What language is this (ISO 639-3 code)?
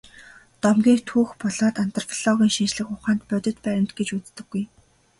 mon